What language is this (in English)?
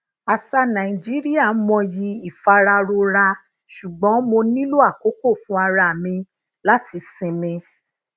Yoruba